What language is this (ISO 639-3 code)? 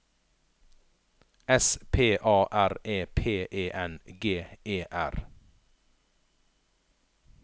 nor